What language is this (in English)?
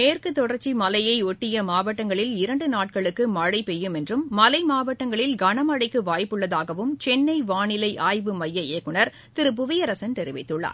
Tamil